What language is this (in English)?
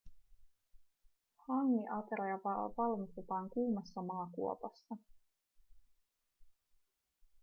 Finnish